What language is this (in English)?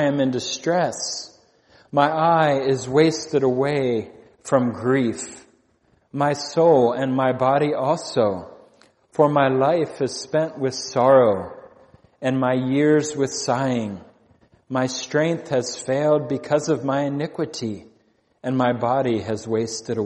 English